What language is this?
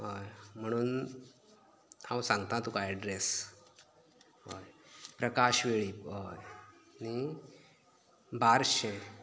Konkani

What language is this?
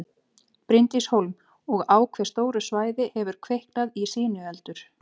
Icelandic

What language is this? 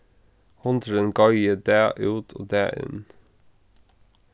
Faroese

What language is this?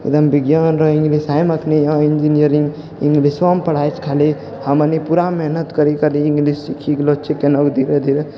Maithili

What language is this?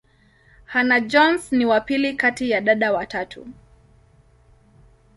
Swahili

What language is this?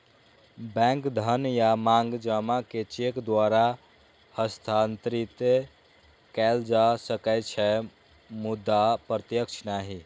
Maithili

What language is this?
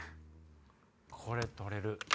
Japanese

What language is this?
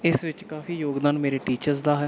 Punjabi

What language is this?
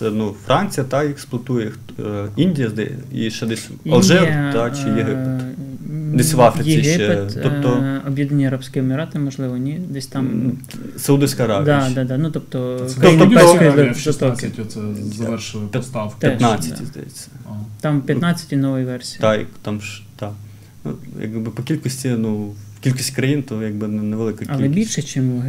Ukrainian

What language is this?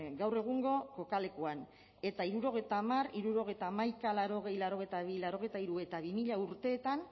Basque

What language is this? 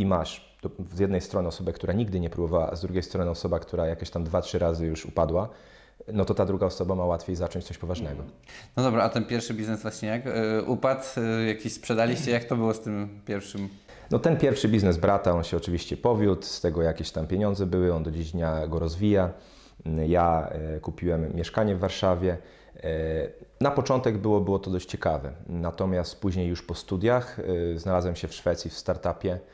Polish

